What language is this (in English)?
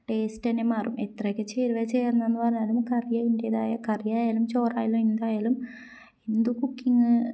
Malayalam